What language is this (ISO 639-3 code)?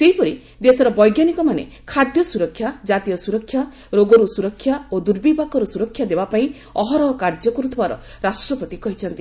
ori